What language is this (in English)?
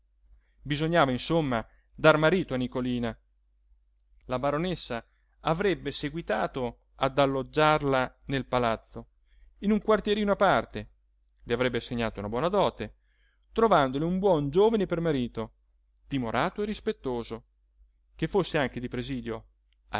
Italian